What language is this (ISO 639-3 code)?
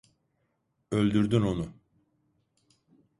tur